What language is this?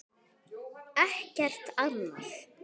Icelandic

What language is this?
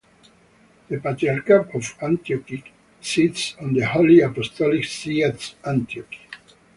English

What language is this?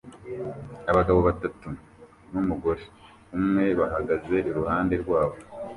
Kinyarwanda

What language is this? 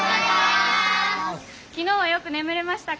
Japanese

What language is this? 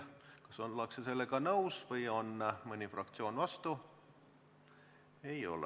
Estonian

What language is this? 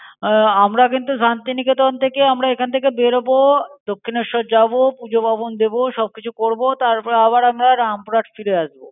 Bangla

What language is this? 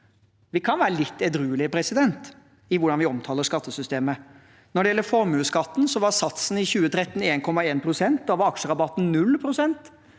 Norwegian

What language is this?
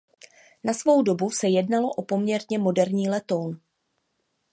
Czech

